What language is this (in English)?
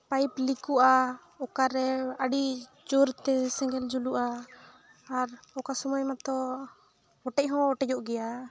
Santali